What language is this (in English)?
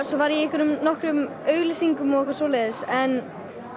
Icelandic